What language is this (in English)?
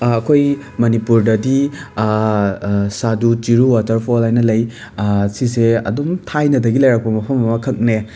Manipuri